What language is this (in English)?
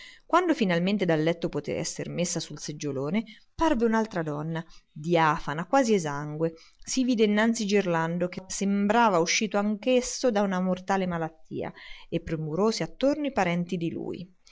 Italian